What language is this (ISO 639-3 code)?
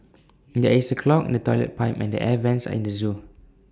eng